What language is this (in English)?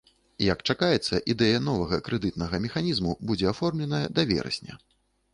Belarusian